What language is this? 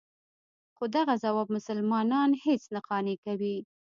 Pashto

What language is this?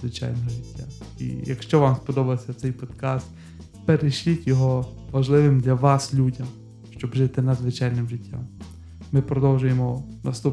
Ukrainian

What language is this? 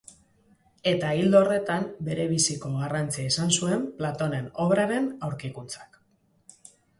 Basque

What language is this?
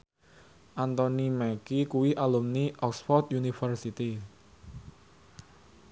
Javanese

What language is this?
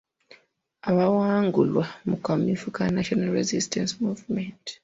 Ganda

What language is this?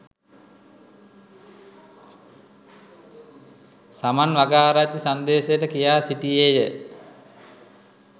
Sinhala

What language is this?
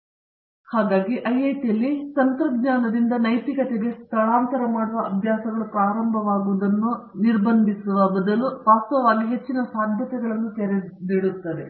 Kannada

